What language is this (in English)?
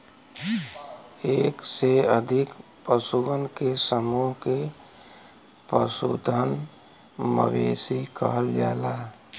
Bhojpuri